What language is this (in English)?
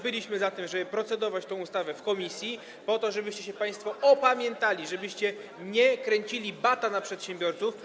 Polish